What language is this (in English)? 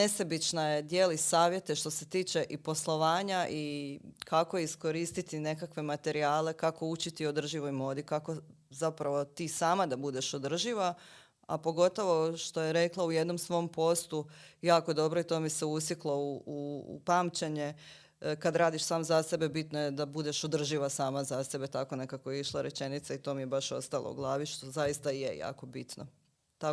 Croatian